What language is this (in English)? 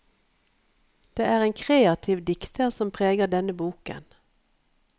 Norwegian